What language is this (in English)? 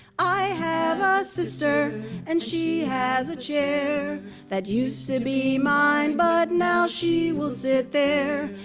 English